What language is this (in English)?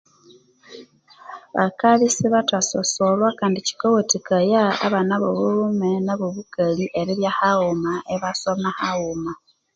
Konzo